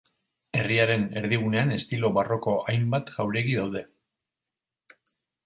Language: Basque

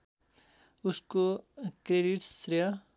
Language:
Nepali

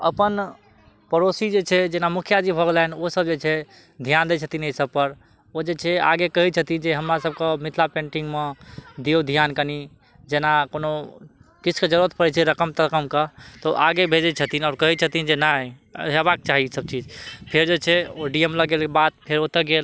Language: Maithili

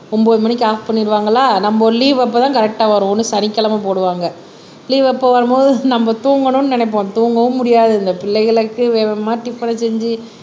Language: Tamil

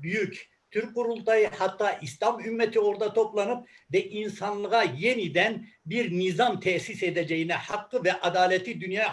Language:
Turkish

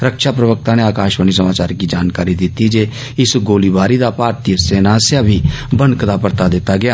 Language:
Dogri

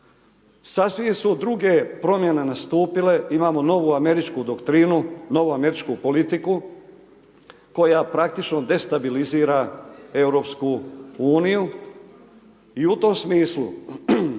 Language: Croatian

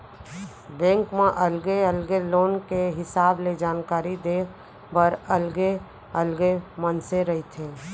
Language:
Chhattisgarhi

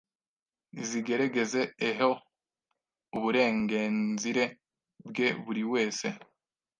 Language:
Kinyarwanda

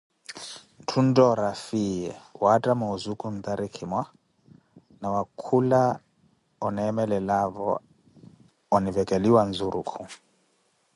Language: Koti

